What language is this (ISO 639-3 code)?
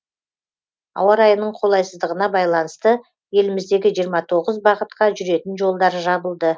kaz